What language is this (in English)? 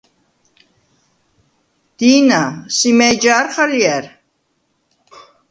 Svan